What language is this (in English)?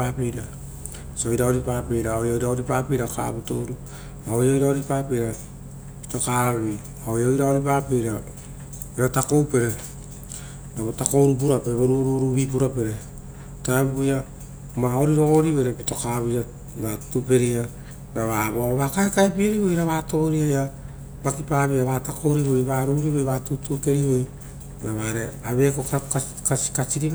Rotokas